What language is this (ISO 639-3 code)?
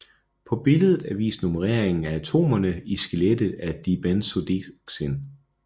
dan